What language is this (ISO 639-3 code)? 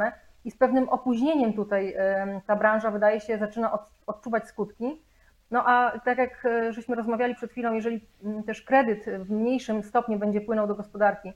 pol